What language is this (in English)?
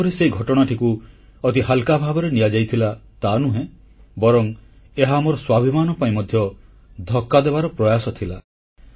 Odia